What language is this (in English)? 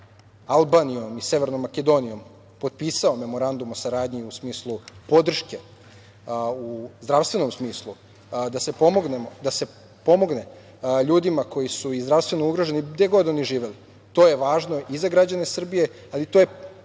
Serbian